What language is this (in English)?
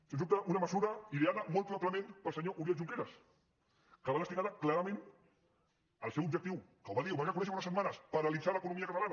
Catalan